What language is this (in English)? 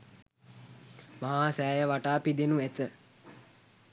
Sinhala